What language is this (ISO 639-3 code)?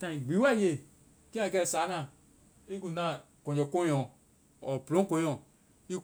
vai